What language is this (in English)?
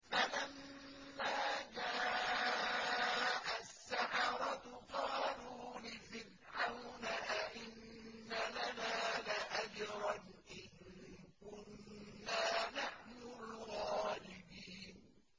Arabic